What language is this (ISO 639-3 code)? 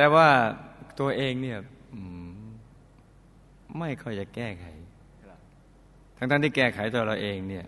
tha